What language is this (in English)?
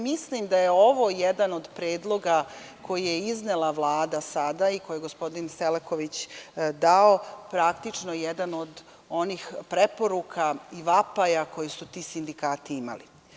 Serbian